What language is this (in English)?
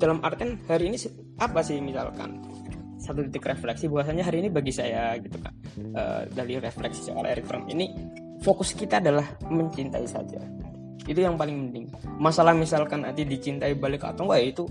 Indonesian